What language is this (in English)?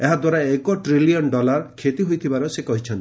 Odia